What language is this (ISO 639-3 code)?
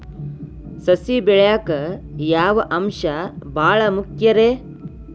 kan